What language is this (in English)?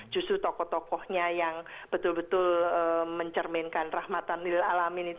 Indonesian